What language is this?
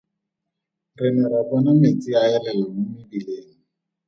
Tswana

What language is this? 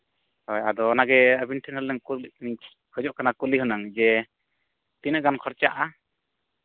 Santali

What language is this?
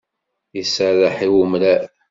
Kabyle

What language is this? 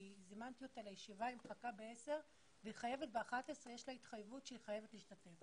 Hebrew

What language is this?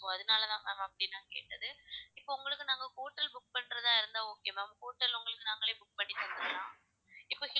Tamil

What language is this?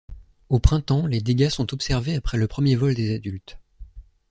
French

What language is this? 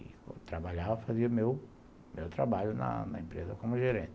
Portuguese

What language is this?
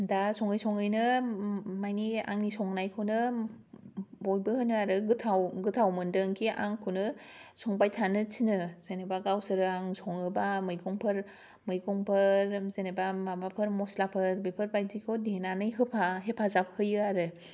Bodo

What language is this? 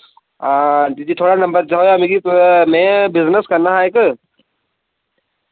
Dogri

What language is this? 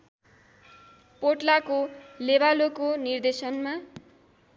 Nepali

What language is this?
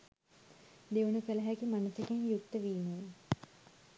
Sinhala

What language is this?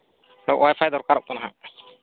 Santali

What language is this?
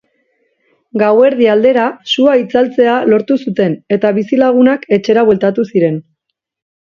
Basque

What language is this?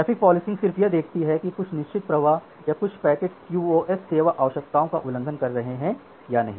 Hindi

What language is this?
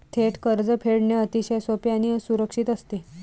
Marathi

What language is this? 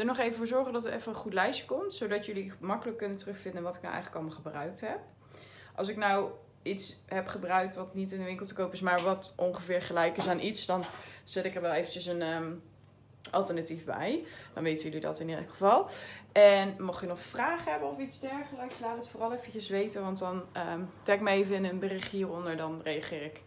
Dutch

